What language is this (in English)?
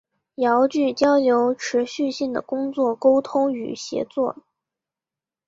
Chinese